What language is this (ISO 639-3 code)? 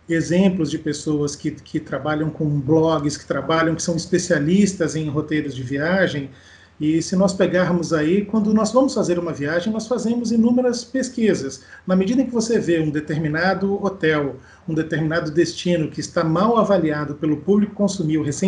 por